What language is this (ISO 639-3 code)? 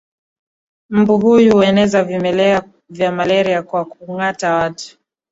swa